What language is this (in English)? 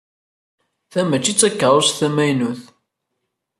Kabyle